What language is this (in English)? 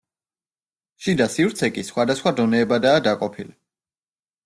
Georgian